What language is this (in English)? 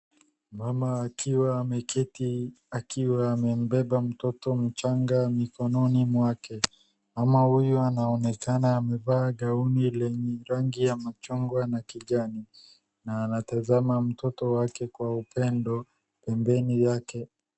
Swahili